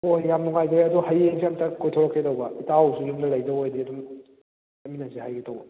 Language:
Manipuri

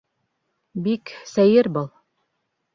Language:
Bashkir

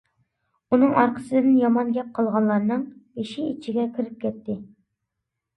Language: Uyghur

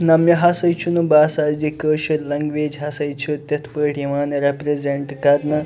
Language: Kashmiri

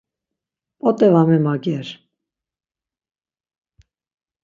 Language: Laz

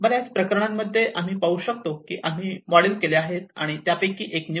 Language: Marathi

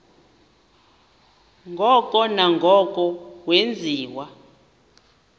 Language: Xhosa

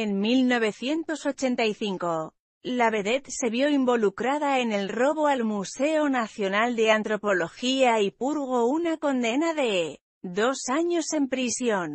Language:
Spanish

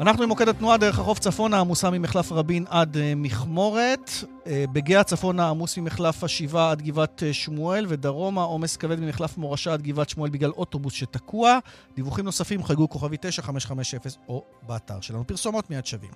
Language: Hebrew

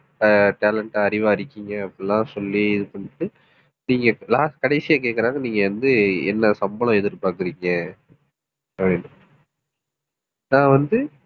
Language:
Tamil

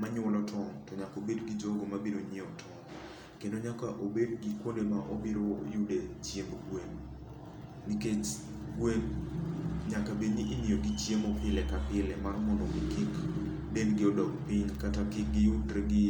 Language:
Luo (Kenya and Tanzania)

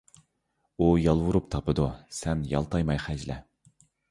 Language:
Uyghur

